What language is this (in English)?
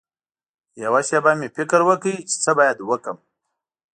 Pashto